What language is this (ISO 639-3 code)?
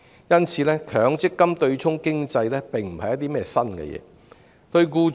yue